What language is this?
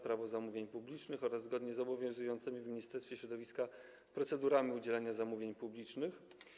Polish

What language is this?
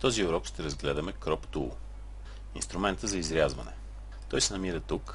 Bulgarian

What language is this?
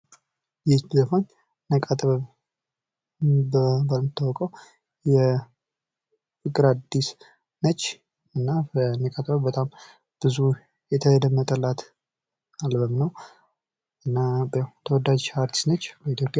Amharic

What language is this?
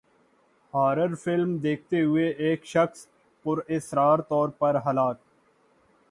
Urdu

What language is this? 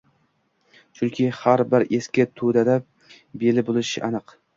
Uzbek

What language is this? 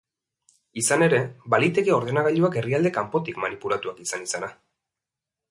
Basque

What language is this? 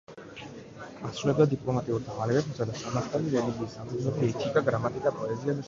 Georgian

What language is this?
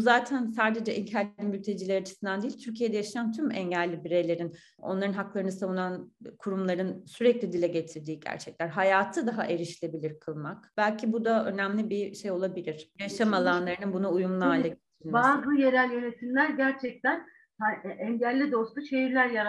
Turkish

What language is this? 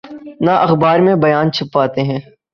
Urdu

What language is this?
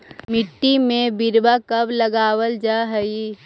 Magahi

